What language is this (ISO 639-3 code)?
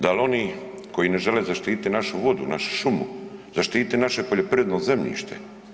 hrv